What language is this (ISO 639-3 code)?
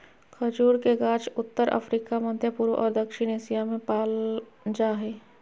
mag